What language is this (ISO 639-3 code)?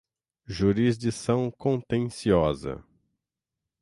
por